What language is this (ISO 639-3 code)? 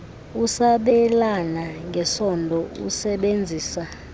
xho